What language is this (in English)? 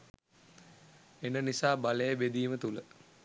Sinhala